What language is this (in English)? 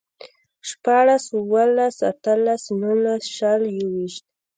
Pashto